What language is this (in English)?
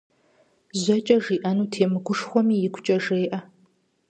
Kabardian